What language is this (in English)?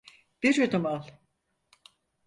Turkish